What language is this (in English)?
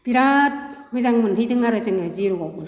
Bodo